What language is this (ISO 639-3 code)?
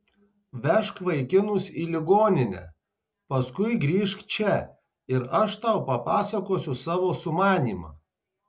lit